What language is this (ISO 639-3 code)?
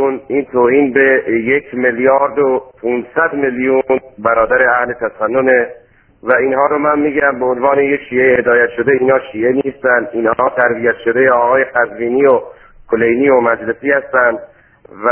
fas